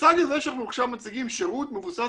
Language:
Hebrew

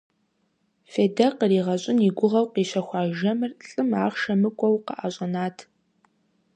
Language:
Kabardian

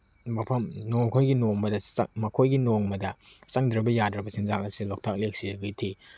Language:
Manipuri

